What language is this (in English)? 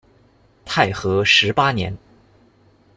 Chinese